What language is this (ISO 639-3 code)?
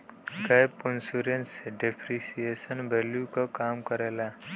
bho